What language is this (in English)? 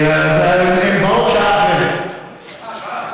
Hebrew